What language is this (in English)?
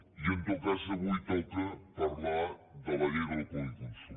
Catalan